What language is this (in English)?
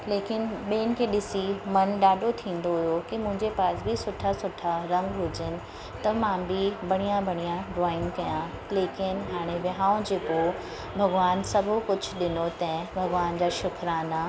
Sindhi